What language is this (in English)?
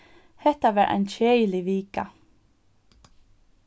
Faroese